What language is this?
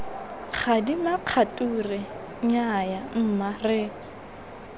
Tswana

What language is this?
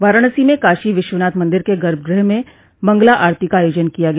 Hindi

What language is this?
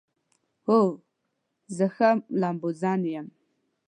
Pashto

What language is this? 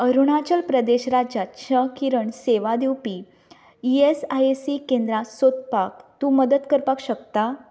Konkani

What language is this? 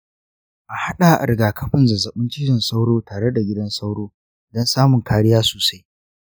Hausa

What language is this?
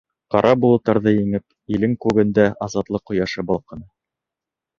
Bashkir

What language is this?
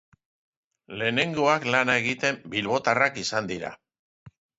Basque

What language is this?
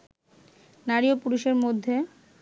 Bangla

